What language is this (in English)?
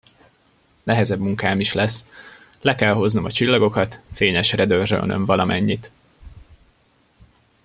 Hungarian